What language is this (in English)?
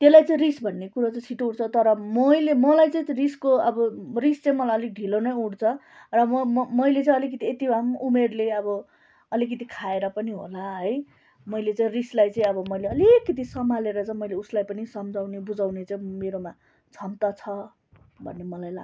Nepali